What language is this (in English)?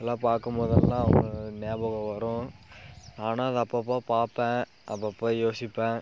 Tamil